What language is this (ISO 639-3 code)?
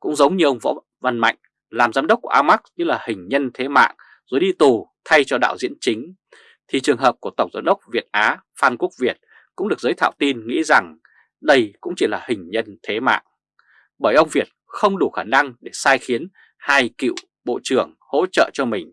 vie